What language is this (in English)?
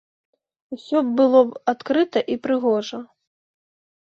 Belarusian